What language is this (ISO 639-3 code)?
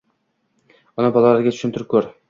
uzb